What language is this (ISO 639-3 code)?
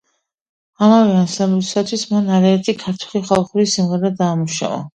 kat